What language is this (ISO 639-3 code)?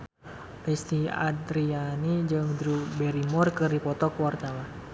sun